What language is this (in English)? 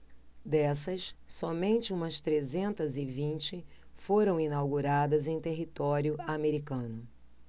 Portuguese